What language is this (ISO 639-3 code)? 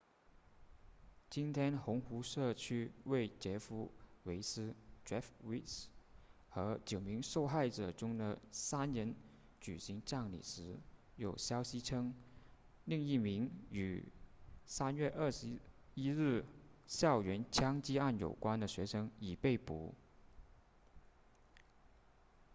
zho